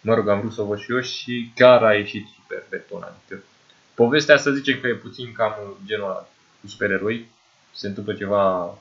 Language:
Romanian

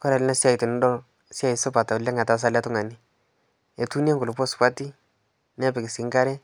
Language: Masai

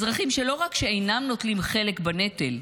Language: Hebrew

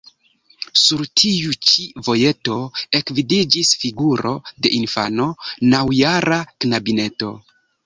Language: Esperanto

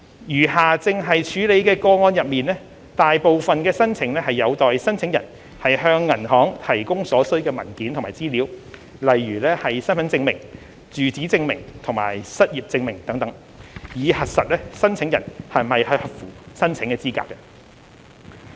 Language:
Cantonese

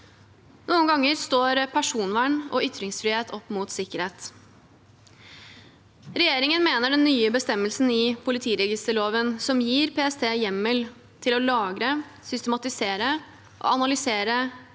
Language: Norwegian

